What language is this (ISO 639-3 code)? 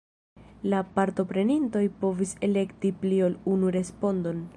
epo